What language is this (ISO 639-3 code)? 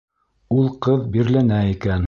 bak